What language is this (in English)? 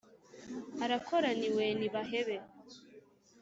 Kinyarwanda